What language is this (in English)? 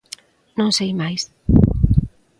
Galician